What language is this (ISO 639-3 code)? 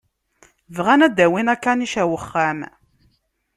kab